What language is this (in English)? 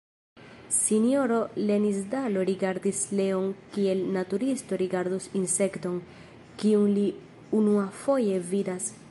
Esperanto